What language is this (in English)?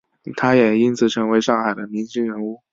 Chinese